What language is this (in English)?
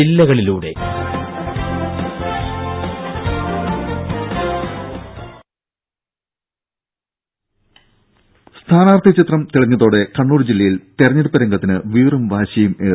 Malayalam